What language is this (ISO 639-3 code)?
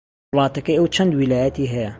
ckb